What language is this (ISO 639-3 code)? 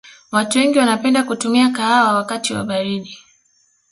swa